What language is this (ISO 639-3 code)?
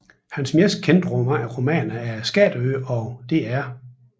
dan